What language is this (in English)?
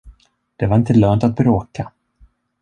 Swedish